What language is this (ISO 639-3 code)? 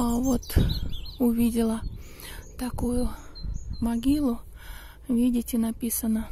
rus